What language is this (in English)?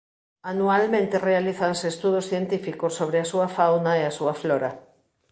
Galician